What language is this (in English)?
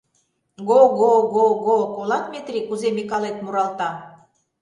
Mari